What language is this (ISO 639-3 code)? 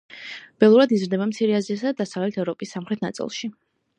kat